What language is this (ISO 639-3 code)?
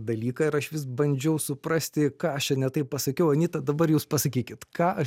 lit